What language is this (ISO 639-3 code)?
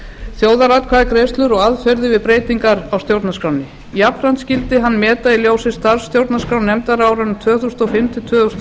isl